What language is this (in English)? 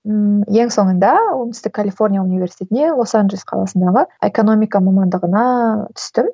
Kazakh